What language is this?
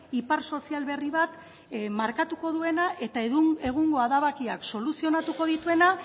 Basque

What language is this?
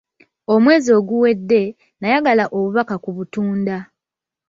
Ganda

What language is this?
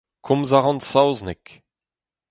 Breton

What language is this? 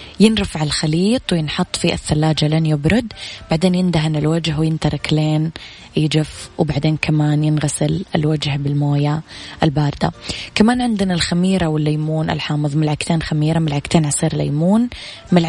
Arabic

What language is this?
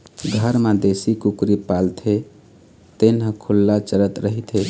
Chhattisgarhi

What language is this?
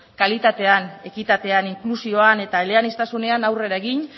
Basque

